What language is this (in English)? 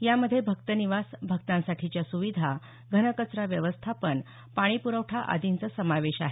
Marathi